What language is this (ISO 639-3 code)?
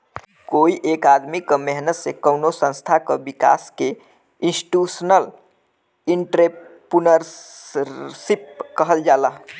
bho